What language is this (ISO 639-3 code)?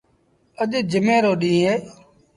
sbn